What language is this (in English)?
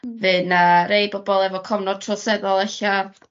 Welsh